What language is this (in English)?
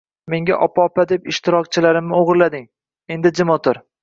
Uzbek